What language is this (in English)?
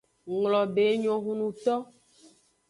Aja (Benin)